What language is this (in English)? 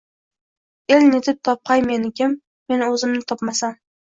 Uzbek